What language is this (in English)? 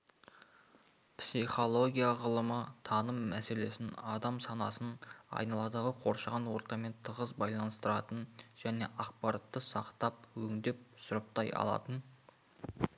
Kazakh